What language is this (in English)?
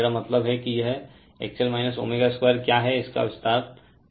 Hindi